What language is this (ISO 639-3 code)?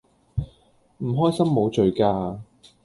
yue